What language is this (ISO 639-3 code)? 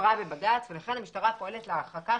heb